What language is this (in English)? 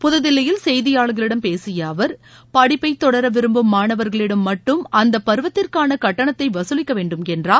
Tamil